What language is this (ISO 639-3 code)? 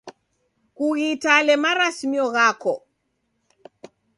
dav